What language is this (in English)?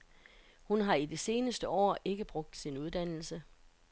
Danish